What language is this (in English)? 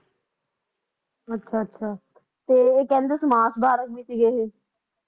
Punjabi